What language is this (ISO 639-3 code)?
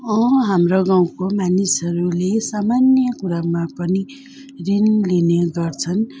nep